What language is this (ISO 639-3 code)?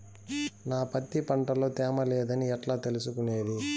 tel